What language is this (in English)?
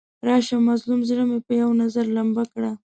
Pashto